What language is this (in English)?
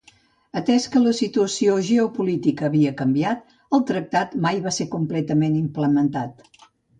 Catalan